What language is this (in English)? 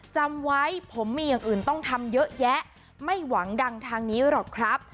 Thai